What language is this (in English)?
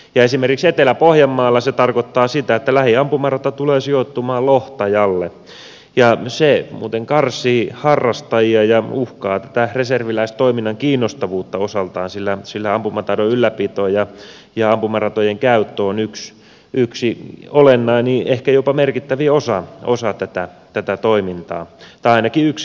Finnish